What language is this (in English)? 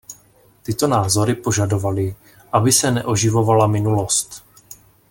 Czech